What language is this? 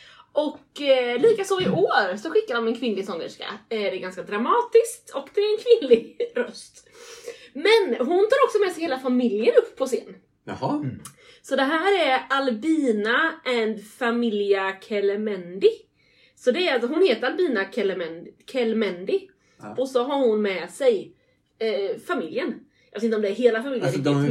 Swedish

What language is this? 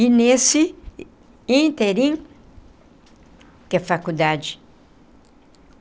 Portuguese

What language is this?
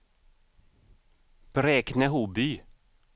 Swedish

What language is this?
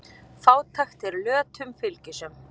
Icelandic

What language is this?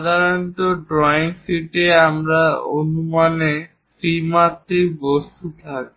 Bangla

